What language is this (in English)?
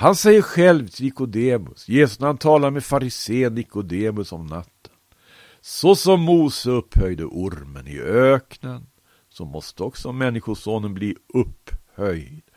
Swedish